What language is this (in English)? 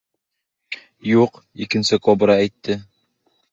Bashkir